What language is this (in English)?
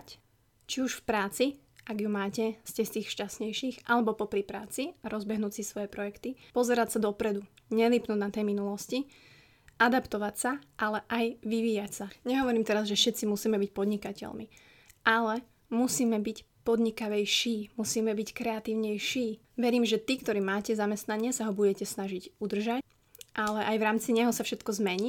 Slovak